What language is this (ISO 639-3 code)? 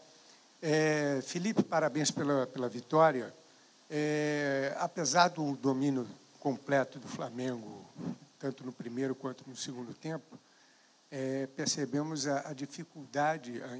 por